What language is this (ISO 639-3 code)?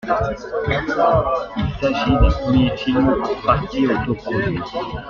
fra